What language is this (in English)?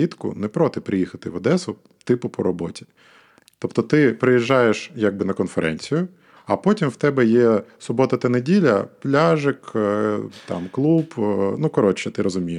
Ukrainian